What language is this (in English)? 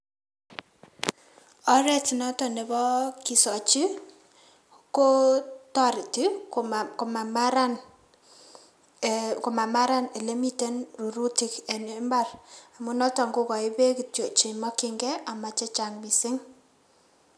Kalenjin